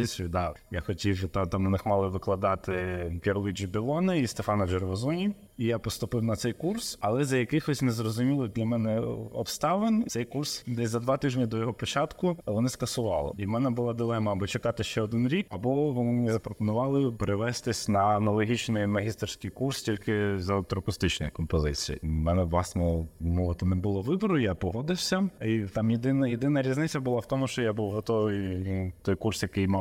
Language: Ukrainian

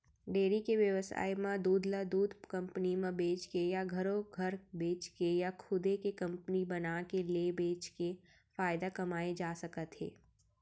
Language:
Chhattisgarhi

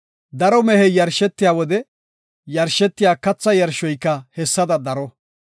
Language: Gofa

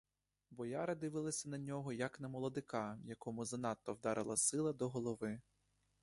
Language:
Ukrainian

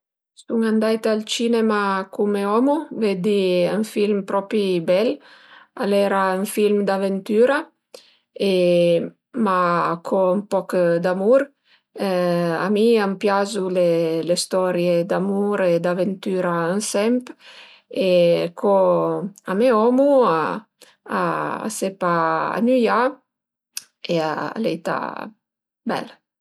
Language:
Piedmontese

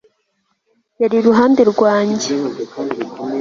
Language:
Kinyarwanda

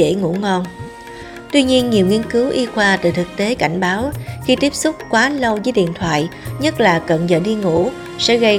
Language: Vietnamese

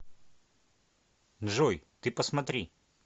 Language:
Russian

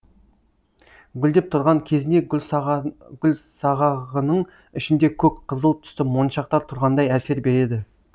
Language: Kazakh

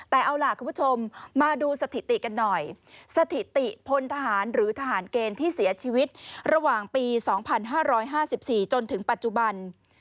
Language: Thai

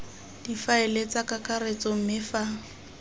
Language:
Tswana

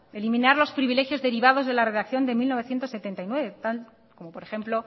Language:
Spanish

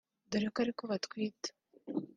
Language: Kinyarwanda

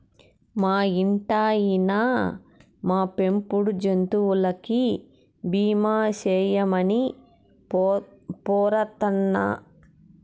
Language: Telugu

